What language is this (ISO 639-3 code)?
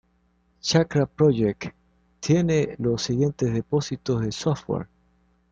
spa